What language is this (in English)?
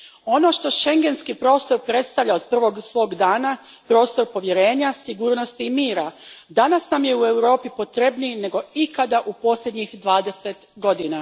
Croatian